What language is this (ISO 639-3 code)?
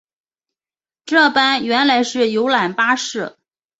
zho